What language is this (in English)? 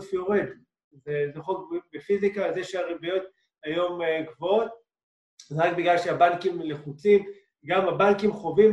Hebrew